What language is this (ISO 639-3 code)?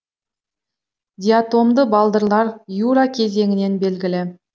kaz